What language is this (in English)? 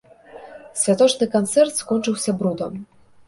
Belarusian